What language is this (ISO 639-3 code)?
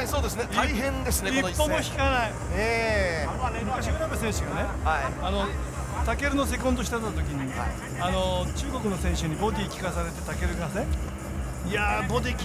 jpn